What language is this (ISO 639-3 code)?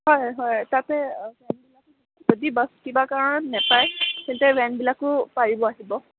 asm